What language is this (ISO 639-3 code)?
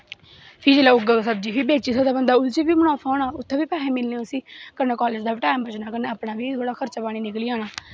doi